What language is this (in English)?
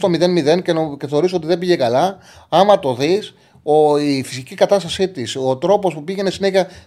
Greek